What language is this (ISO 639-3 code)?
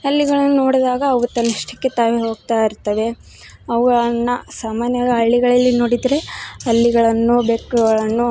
kan